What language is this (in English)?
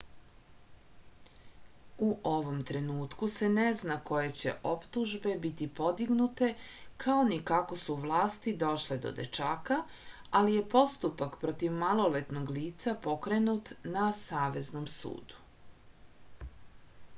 Serbian